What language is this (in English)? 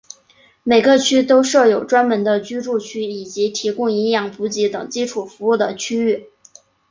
Chinese